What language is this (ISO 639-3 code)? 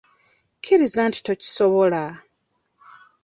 lug